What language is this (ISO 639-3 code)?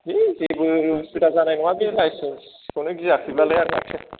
brx